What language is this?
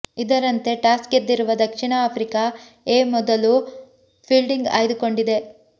Kannada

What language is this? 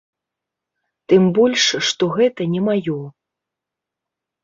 Belarusian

